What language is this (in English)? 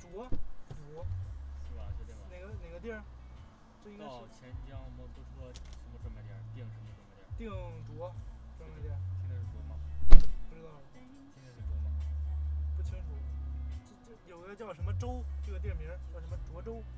Chinese